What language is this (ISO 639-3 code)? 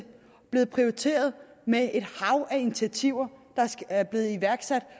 dan